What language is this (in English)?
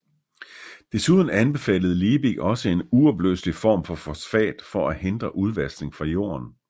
Danish